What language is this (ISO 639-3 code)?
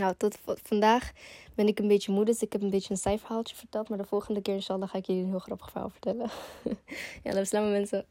nld